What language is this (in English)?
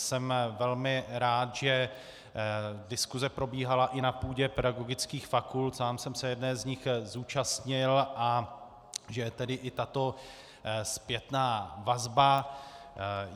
Czech